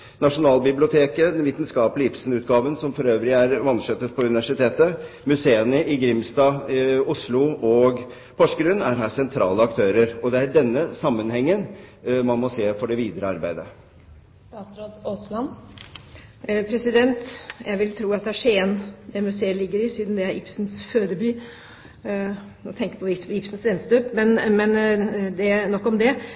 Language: Norwegian Bokmål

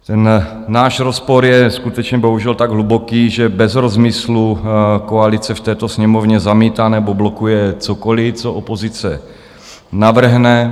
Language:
Czech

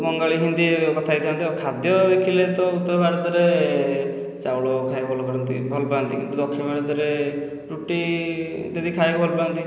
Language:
Odia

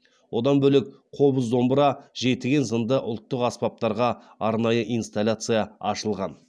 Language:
Kazakh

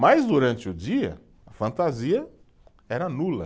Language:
Portuguese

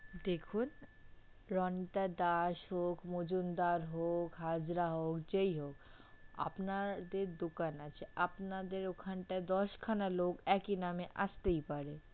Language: Bangla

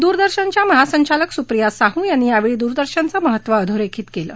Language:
Marathi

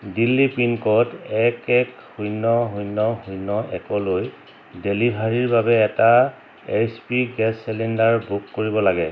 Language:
Assamese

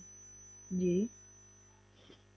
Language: Punjabi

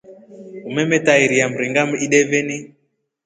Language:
Rombo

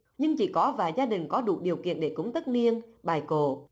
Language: Vietnamese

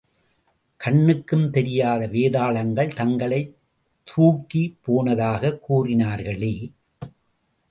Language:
Tamil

